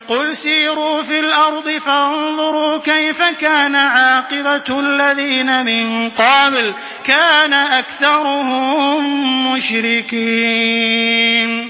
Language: Arabic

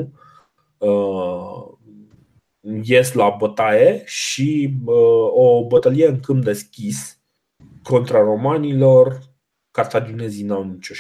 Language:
Romanian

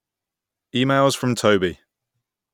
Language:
English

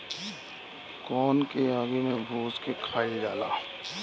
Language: Bhojpuri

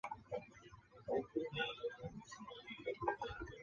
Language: Chinese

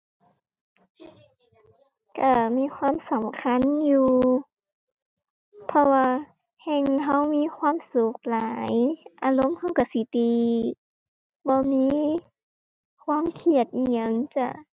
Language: Thai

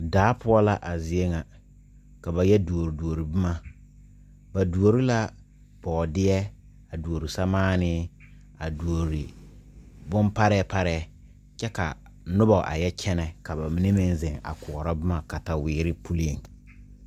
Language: Southern Dagaare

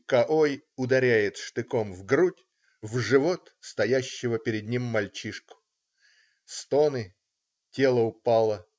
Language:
Russian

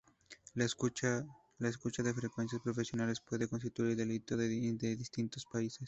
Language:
Spanish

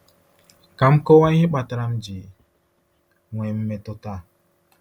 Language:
Igbo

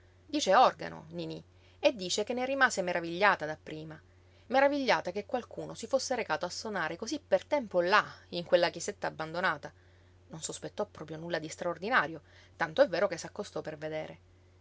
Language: Italian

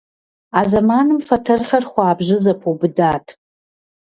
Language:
Kabardian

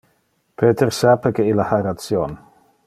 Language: Interlingua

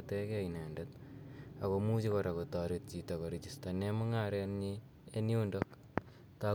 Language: Kalenjin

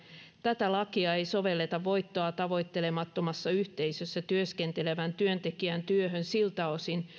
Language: Finnish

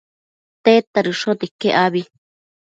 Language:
Matsés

